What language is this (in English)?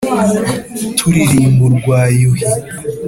Kinyarwanda